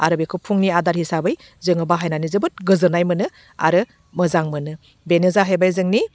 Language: Bodo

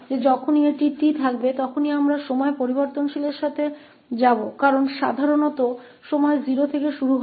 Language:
Hindi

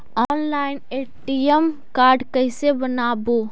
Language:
Magahi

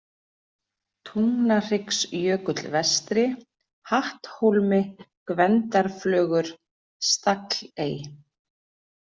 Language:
Icelandic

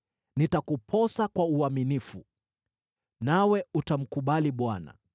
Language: Swahili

